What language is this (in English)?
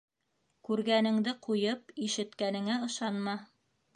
Bashkir